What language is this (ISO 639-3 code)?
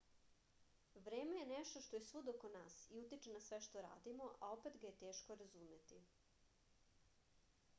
srp